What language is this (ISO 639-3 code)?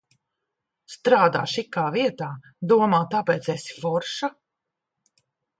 lav